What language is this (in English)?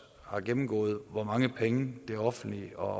Danish